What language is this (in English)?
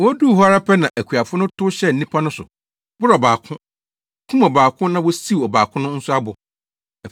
Akan